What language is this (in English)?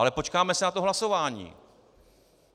Czech